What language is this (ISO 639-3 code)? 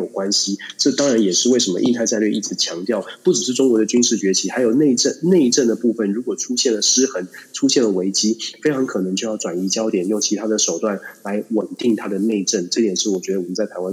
zho